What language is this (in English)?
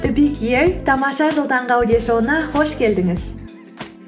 Kazakh